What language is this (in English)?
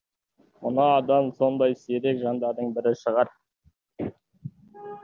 Kazakh